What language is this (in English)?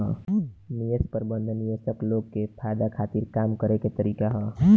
Bhojpuri